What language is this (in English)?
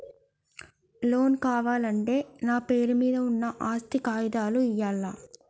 Telugu